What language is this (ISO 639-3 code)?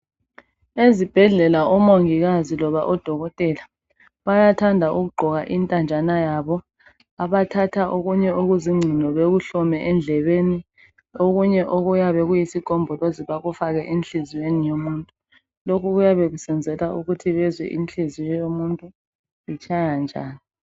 nde